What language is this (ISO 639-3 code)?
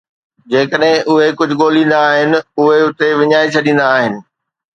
snd